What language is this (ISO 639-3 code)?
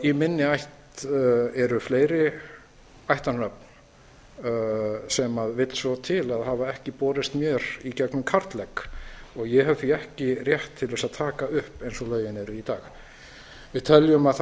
isl